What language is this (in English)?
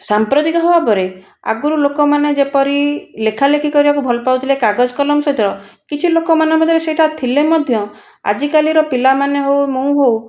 Odia